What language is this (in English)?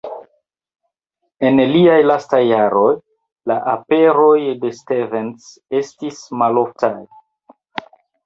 Esperanto